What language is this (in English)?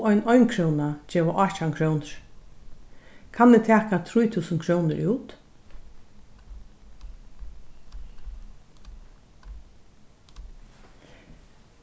Faroese